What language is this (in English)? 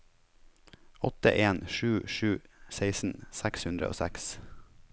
Norwegian